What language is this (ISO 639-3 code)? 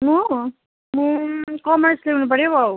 nep